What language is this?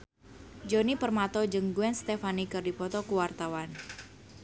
Sundanese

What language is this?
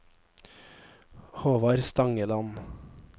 Norwegian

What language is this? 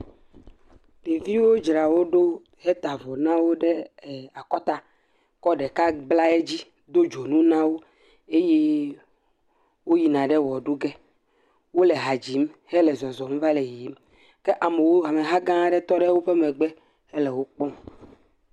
Ewe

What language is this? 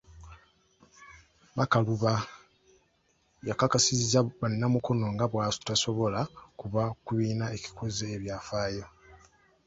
Ganda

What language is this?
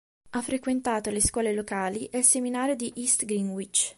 Italian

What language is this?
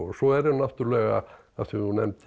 Icelandic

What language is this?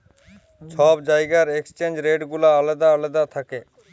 Bangla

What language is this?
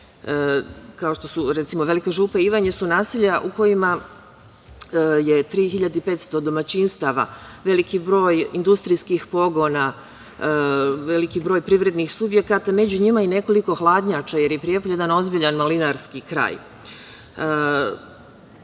Serbian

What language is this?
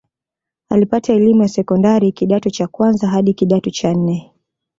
Swahili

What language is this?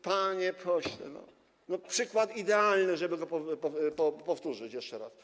Polish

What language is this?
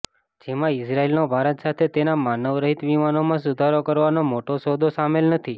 Gujarati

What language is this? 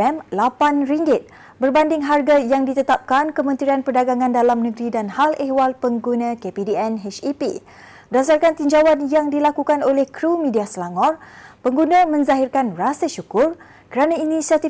Malay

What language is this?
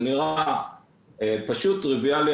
Hebrew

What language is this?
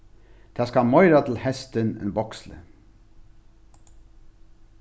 Faroese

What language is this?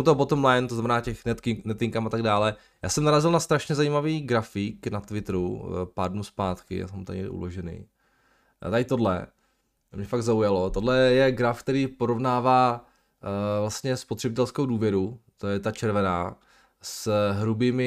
Czech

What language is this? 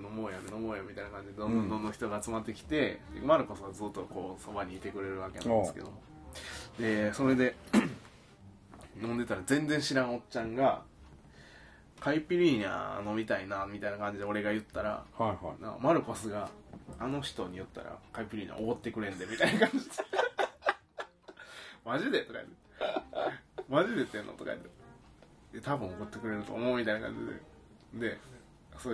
Japanese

